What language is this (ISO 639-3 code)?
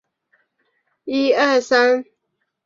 zho